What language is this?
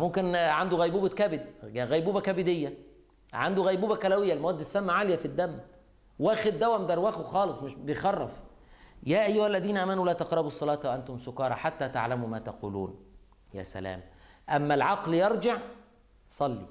Arabic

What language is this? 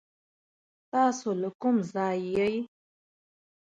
Pashto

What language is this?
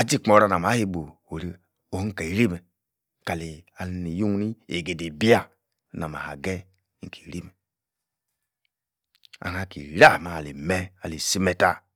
Yace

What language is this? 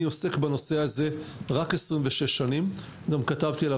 Hebrew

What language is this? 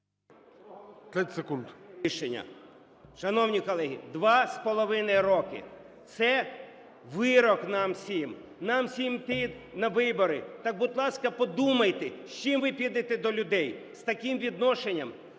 Ukrainian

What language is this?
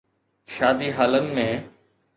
Sindhi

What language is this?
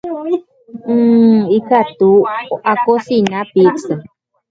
Guarani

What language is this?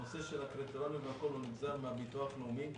Hebrew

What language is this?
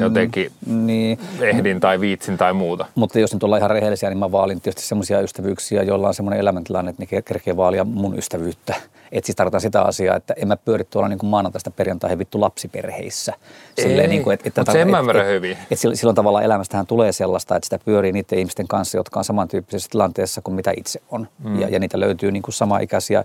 Finnish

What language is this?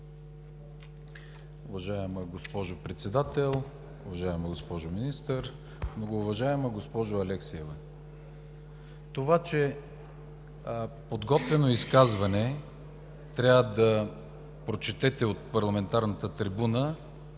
Bulgarian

